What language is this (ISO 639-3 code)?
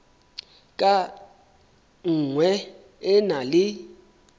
sot